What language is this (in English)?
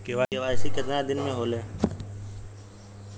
Bhojpuri